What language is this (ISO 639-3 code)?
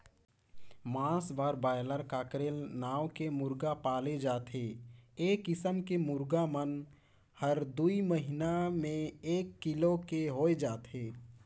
hne